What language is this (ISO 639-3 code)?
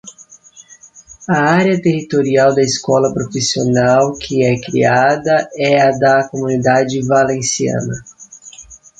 por